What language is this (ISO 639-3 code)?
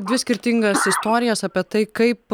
lit